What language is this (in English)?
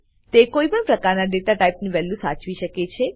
Gujarati